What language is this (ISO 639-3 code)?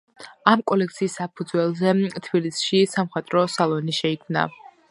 kat